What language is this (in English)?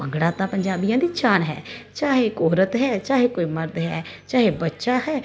Punjabi